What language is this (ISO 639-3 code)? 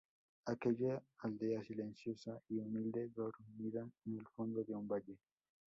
spa